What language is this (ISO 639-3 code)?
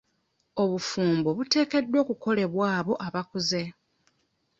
lug